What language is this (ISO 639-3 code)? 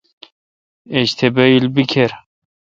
xka